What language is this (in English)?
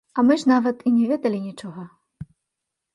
Belarusian